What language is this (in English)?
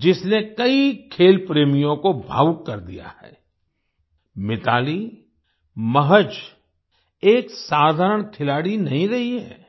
Hindi